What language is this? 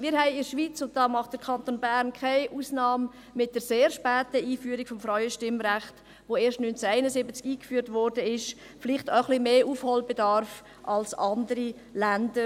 Swiss German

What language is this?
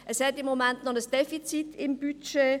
Swiss German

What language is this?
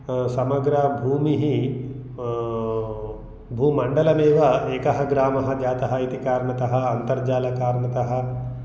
Sanskrit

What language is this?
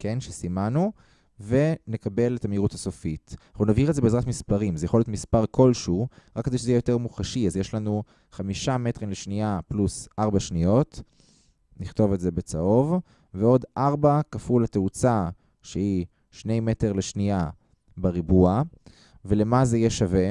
Hebrew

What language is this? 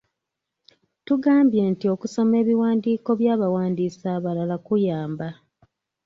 Ganda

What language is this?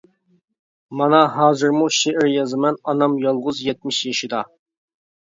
Uyghur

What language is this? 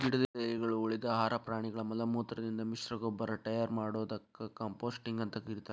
Kannada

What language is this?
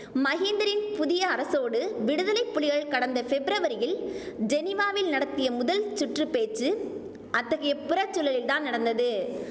Tamil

